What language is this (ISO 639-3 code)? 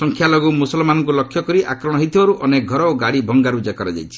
ori